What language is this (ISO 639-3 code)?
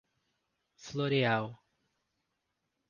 por